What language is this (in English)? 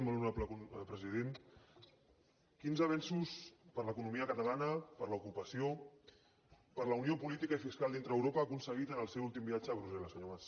Catalan